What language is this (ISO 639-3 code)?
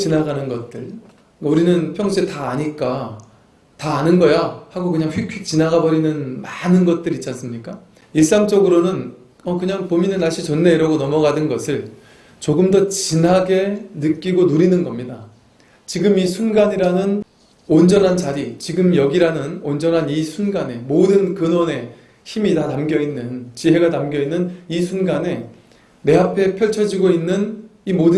kor